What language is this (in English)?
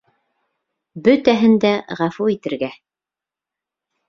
Bashkir